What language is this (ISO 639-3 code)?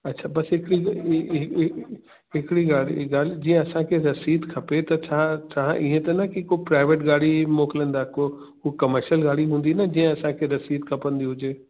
snd